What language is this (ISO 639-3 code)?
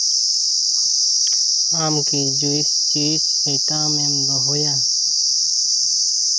sat